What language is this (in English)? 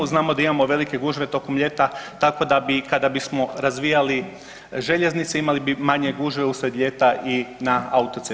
Croatian